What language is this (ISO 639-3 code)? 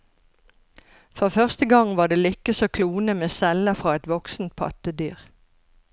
nor